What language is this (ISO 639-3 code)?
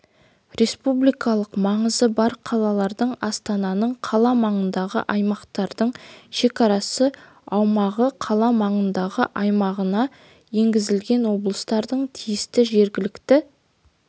kaz